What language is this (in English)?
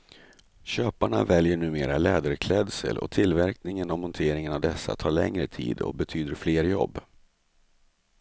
Swedish